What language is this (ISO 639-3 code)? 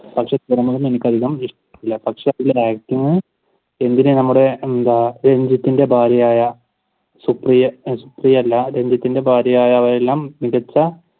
mal